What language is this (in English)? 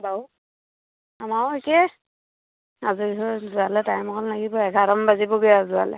Assamese